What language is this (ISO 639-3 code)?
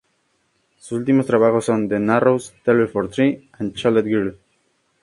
spa